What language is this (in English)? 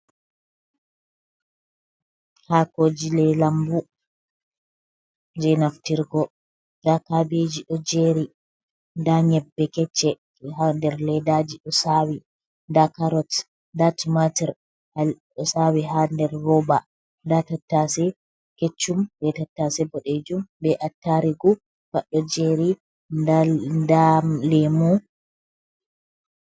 Fula